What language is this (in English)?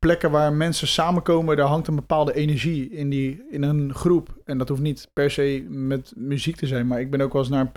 Dutch